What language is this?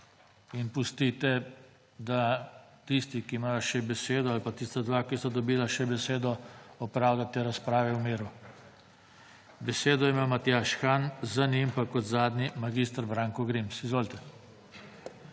Slovenian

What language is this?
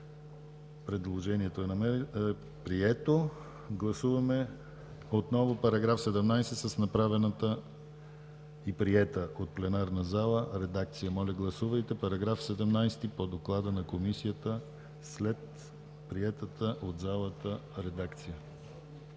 Bulgarian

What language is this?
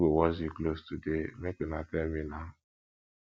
Nigerian Pidgin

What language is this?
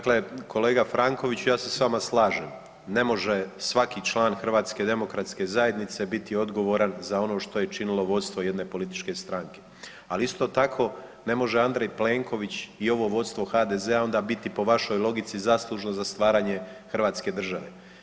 Croatian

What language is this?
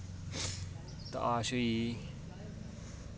Dogri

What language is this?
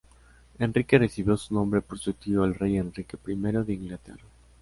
Spanish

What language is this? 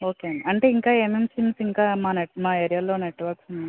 Telugu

